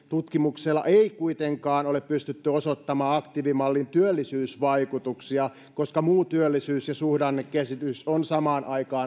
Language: Finnish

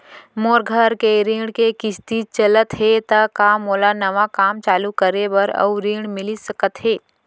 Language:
Chhattisgarhi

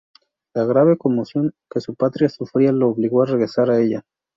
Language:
Spanish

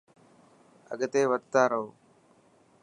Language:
Dhatki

